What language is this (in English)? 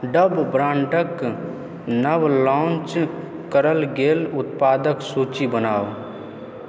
Maithili